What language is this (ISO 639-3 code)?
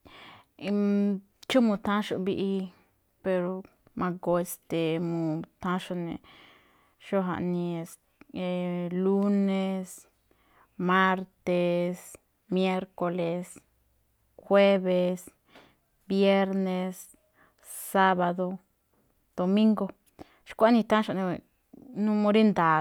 tcf